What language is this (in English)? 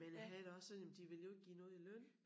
Danish